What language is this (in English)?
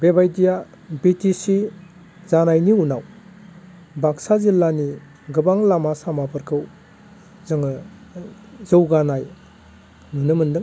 Bodo